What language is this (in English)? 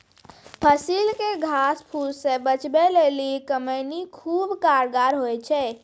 Maithili